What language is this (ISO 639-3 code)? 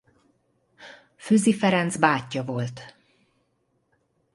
hun